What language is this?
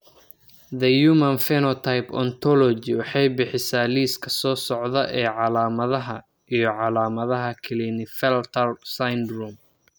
Somali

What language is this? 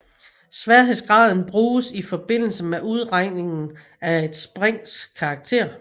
Danish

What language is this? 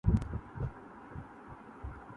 Urdu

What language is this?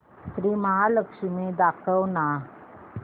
Marathi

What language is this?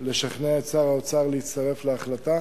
Hebrew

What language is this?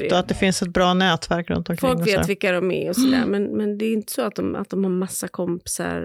Swedish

